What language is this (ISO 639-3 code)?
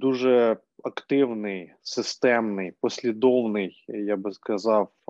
ukr